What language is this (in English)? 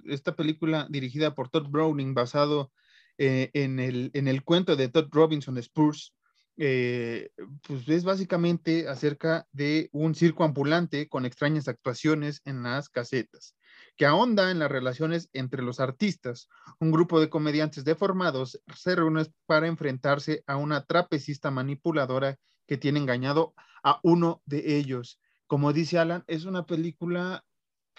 Spanish